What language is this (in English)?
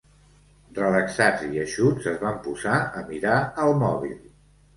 Catalan